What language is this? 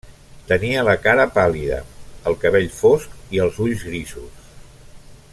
Catalan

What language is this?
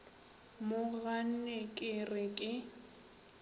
Northern Sotho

